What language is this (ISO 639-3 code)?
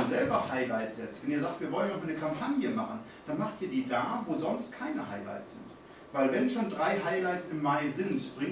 deu